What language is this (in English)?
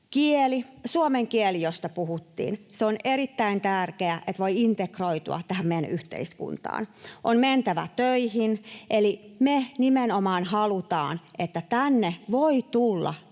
Finnish